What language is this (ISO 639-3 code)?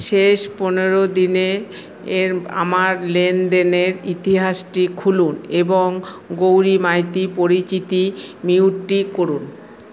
ben